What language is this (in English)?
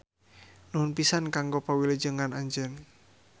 Sundanese